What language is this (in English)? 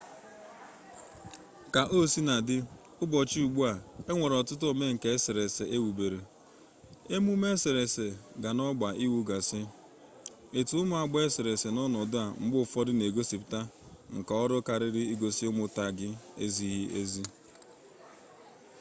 Igbo